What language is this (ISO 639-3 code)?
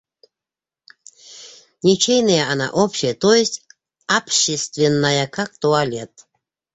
bak